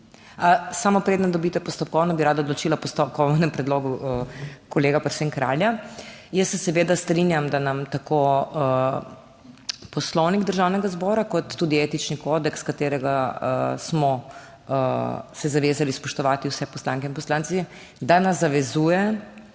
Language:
Slovenian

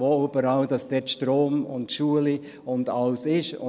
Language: Swiss German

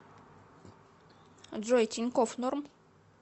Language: Russian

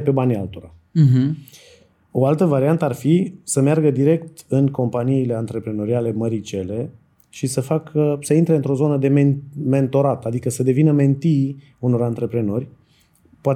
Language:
Romanian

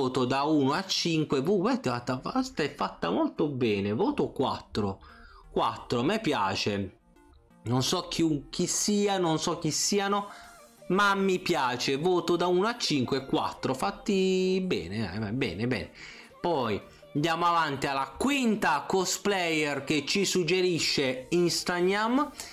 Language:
Italian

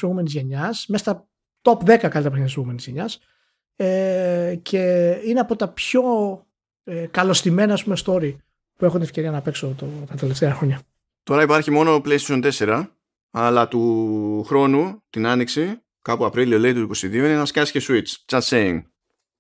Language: Greek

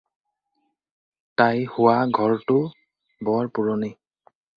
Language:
Assamese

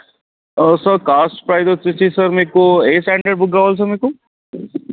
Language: Telugu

